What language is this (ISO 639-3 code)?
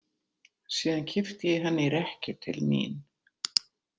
isl